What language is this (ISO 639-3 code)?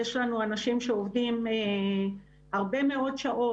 heb